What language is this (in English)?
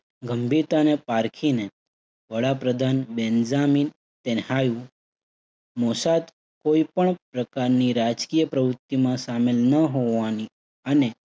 Gujarati